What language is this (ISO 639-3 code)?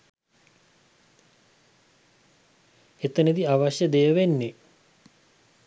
sin